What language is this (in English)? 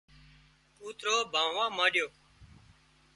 Wadiyara Koli